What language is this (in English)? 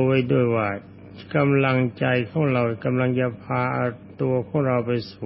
Thai